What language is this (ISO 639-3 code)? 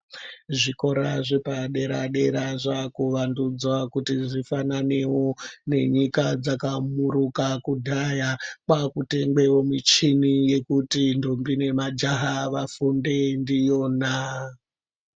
ndc